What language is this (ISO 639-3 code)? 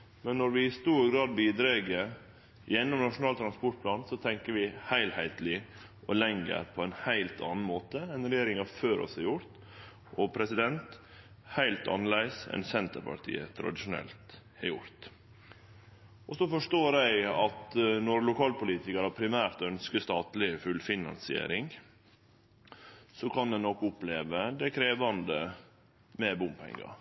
nno